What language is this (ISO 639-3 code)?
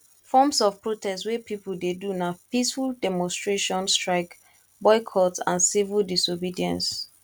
pcm